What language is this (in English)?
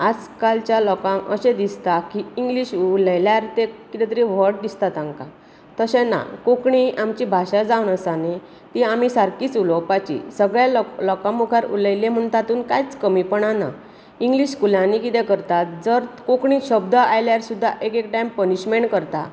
Konkani